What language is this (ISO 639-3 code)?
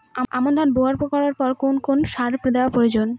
ben